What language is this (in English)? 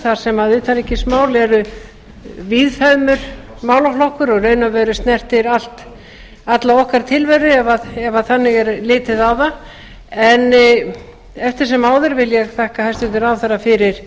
Icelandic